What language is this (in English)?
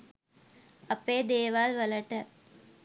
Sinhala